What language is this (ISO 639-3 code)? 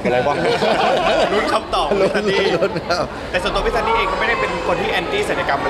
tha